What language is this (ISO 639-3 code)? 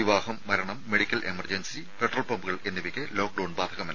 mal